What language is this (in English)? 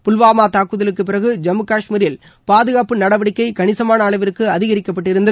Tamil